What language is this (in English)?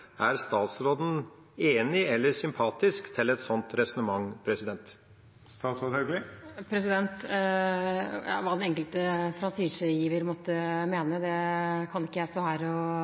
Norwegian Bokmål